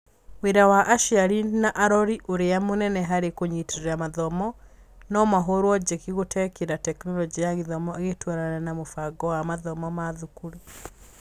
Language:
Kikuyu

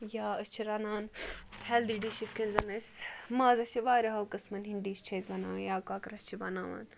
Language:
Kashmiri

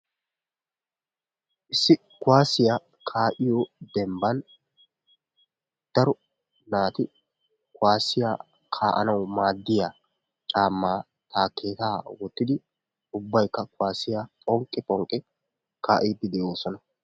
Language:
Wolaytta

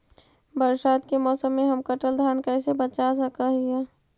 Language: Magahi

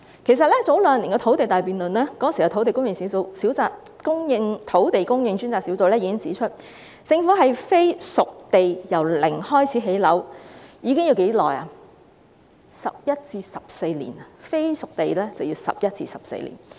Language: Cantonese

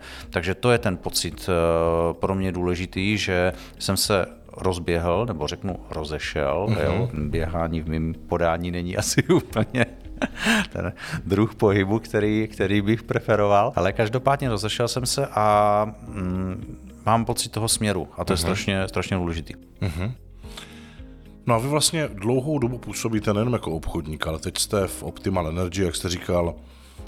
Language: Czech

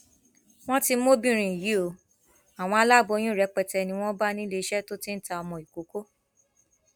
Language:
Yoruba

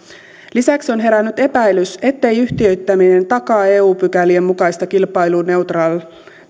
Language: Finnish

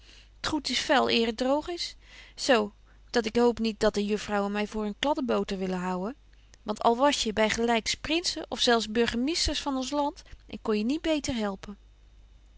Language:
Dutch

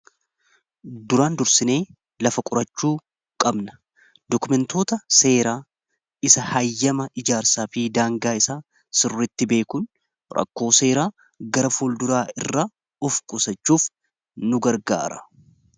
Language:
Oromo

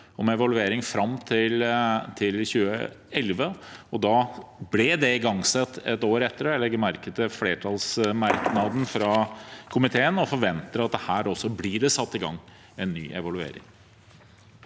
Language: Norwegian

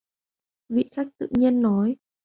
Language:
Vietnamese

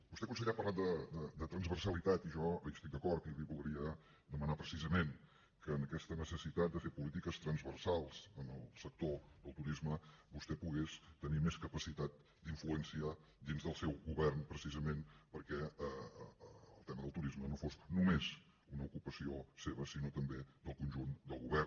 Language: Catalan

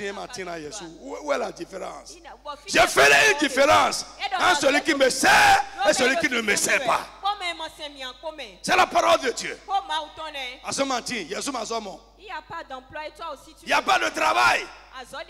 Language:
French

